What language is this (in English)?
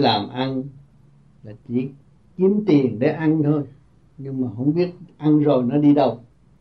Vietnamese